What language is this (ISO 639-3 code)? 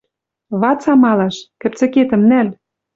mrj